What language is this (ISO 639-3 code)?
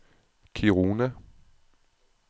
dan